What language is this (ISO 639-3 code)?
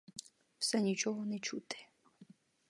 ukr